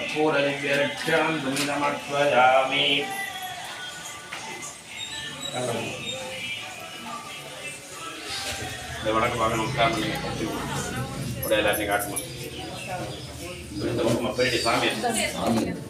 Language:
Thai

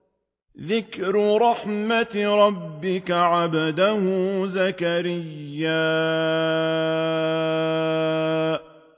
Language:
Arabic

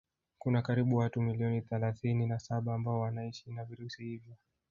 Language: Swahili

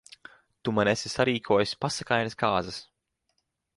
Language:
Latvian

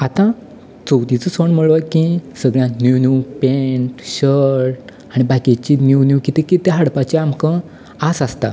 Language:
Konkani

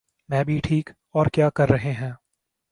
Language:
Urdu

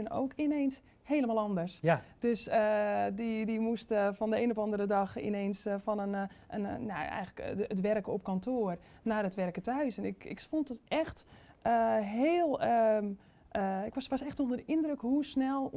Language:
Dutch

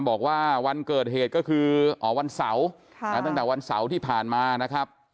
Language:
Thai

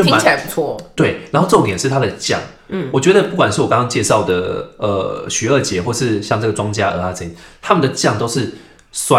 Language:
Chinese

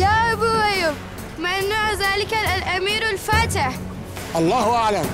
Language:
Arabic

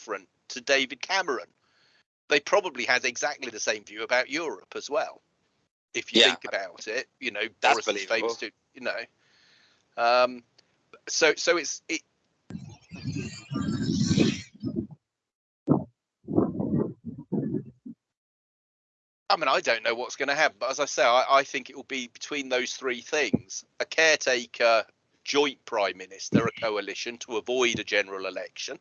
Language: English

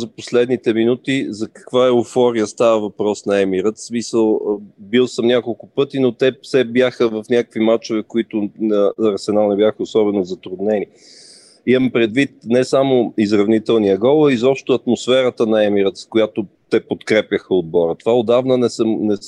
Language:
Bulgarian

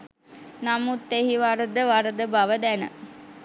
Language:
Sinhala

